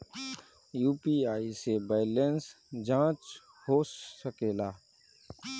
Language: Bhojpuri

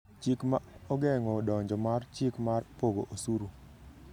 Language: Luo (Kenya and Tanzania)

